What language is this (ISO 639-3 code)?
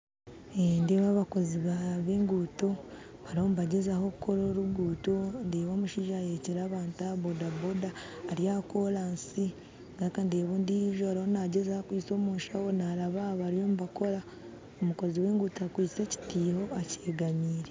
nyn